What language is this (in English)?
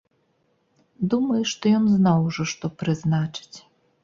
Belarusian